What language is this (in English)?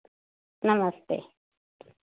Hindi